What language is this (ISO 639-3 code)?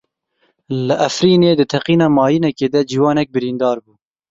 kur